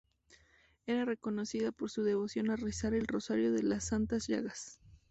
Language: Spanish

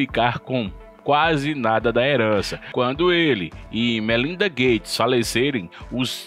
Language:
Portuguese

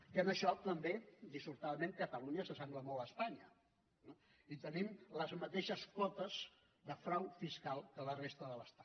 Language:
Catalan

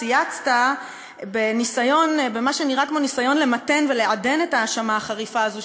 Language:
Hebrew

